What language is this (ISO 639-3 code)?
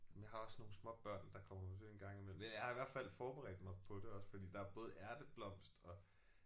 dan